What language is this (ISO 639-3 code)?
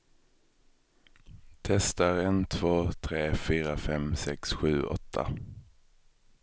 swe